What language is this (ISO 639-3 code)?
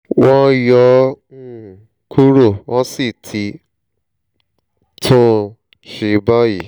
yor